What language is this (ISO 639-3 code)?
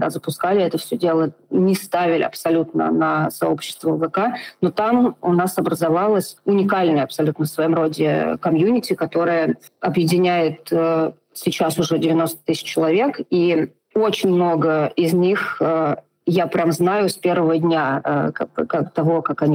rus